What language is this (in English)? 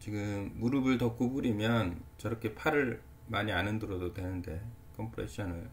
Korean